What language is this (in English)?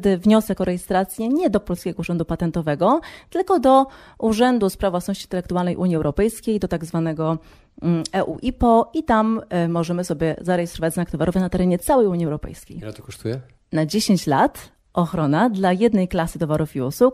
Polish